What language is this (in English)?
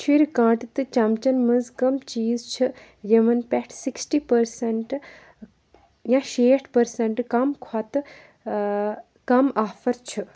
Kashmiri